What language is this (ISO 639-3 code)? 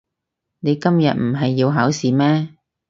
yue